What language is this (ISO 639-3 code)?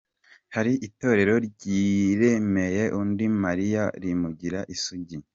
kin